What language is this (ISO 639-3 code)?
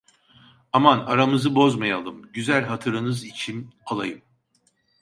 tur